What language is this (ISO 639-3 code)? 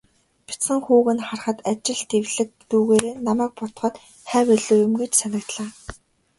mon